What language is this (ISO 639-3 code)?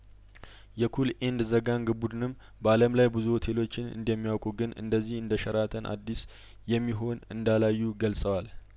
amh